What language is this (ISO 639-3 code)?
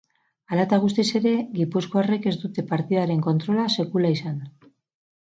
eus